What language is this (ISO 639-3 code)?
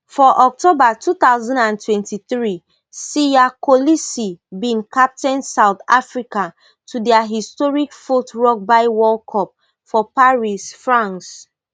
pcm